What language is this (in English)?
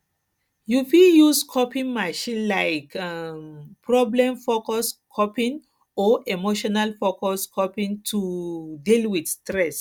Nigerian Pidgin